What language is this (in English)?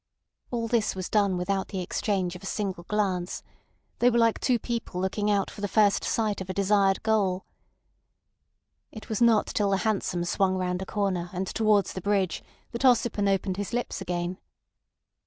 English